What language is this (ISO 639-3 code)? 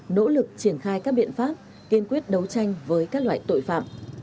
vie